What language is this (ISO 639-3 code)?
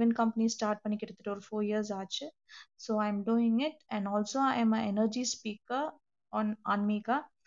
tam